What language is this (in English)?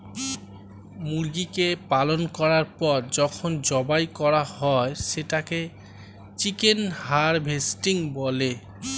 Bangla